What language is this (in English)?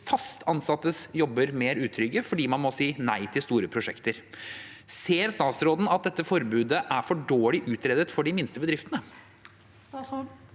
Norwegian